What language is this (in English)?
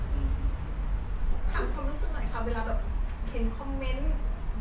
Thai